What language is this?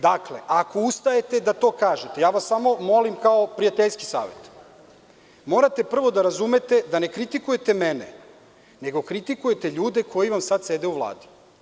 Serbian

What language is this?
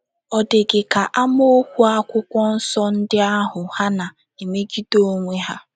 Igbo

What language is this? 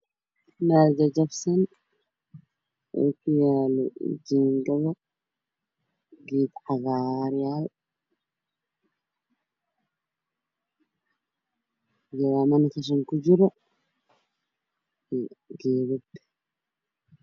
Somali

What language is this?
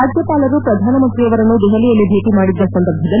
Kannada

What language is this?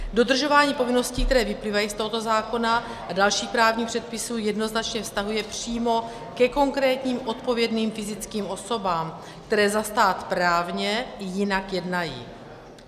Czech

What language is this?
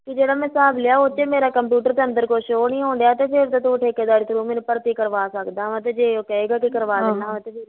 Punjabi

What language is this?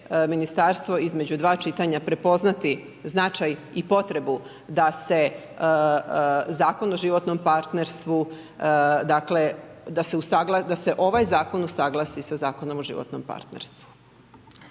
Croatian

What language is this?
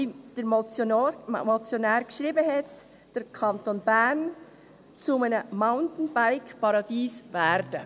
Swiss German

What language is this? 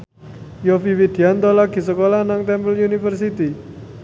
Javanese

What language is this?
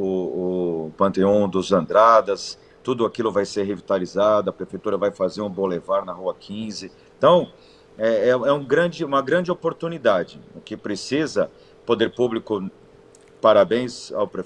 Portuguese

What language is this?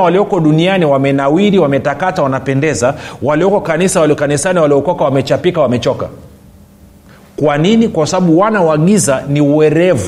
Swahili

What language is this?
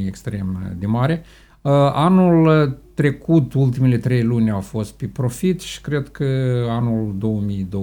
Romanian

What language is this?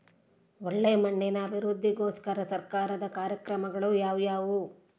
Kannada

